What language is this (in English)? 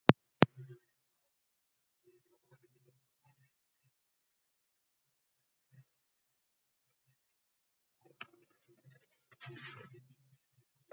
Icelandic